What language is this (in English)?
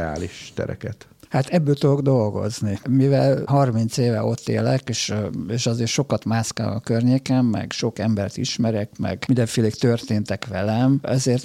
Hungarian